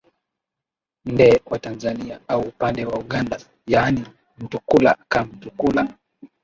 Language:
Swahili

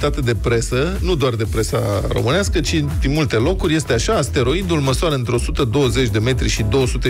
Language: Romanian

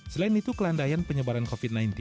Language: Indonesian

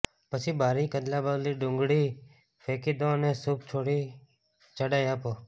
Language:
Gujarati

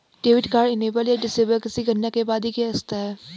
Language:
Hindi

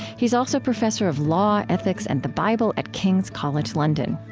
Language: English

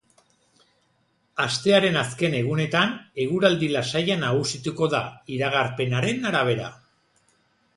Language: Basque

